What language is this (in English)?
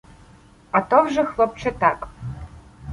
Ukrainian